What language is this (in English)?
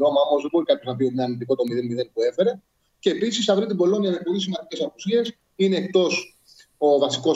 Greek